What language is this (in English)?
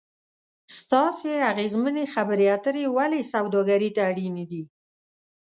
Pashto